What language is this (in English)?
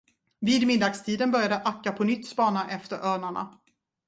Swedish